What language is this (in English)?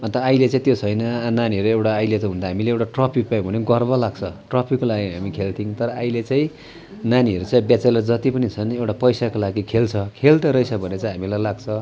Nepali